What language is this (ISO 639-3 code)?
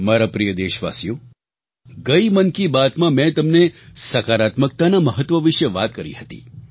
guj